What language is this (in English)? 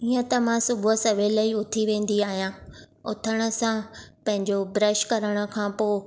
Sindhi